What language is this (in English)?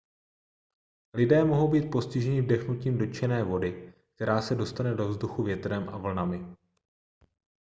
Czech